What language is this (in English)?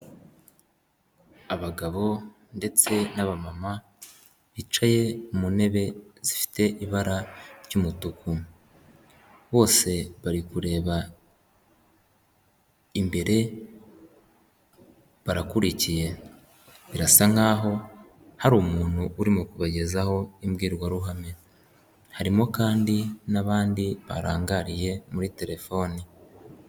Kinyarwanda